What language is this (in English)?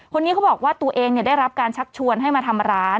Thai